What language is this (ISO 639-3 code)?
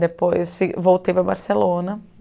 por